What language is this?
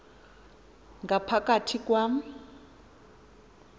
Xhosa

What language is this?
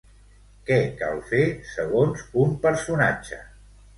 Catalan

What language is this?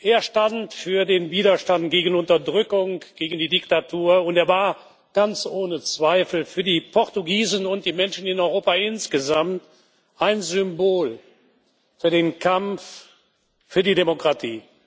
German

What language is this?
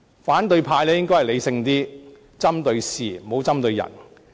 Cantonese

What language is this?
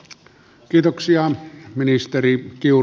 Finnish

